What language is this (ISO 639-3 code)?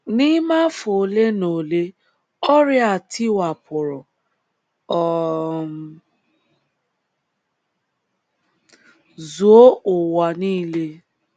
ibo